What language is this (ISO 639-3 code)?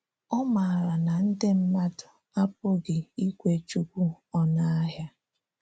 ibo